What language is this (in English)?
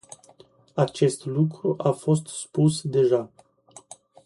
Romanian